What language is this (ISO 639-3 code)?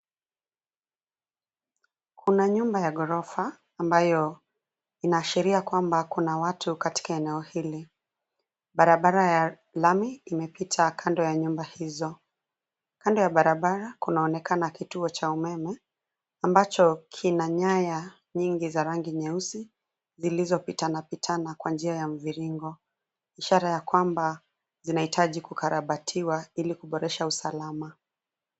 swa